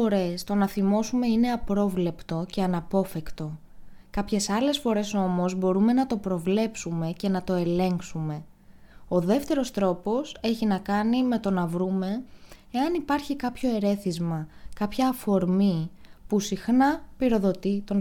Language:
Greek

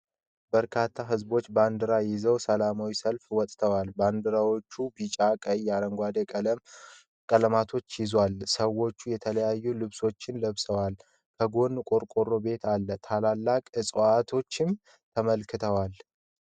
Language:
Amharic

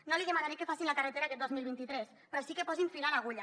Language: Catalan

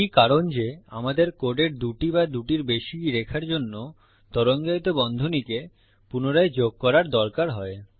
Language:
Bangla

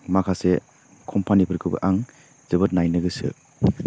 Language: Bodo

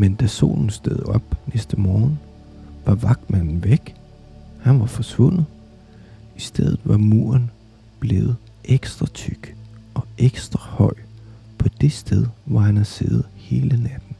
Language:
Danish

